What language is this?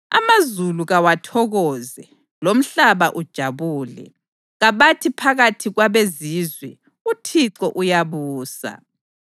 North Ndebele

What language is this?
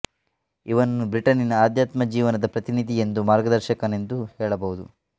Kannada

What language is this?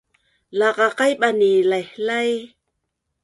Bunun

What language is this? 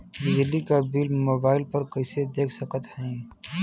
Bhojpuri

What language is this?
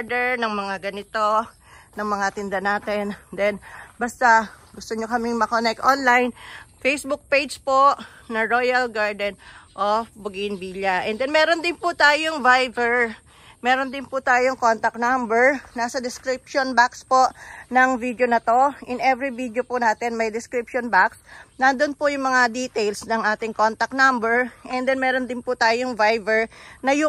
Filipino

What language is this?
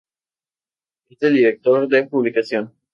Spanish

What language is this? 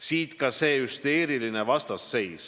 Estonian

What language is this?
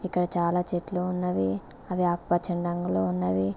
Telugu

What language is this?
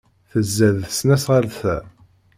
Kabyle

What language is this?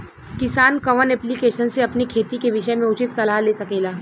Bhojpuri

